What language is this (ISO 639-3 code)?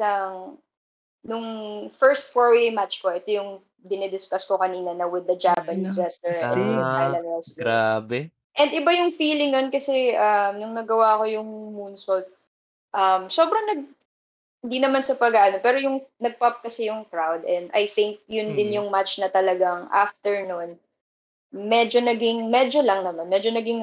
fil